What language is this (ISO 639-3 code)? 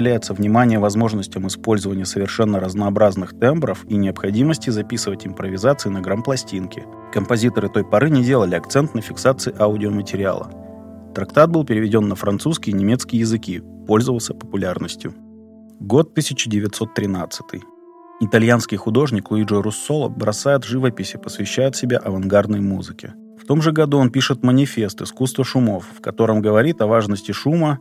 rus